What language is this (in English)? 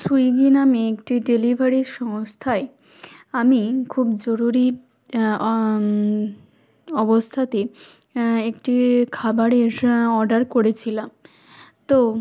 Bangla